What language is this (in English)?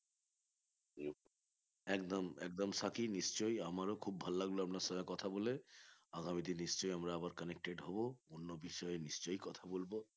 Bangla